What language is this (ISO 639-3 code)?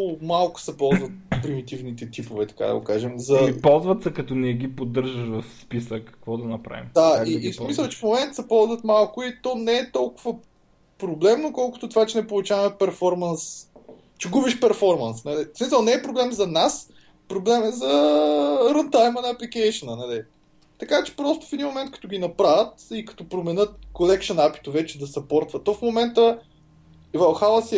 bul